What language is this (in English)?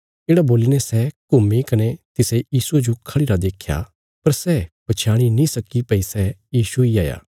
Bilaspuri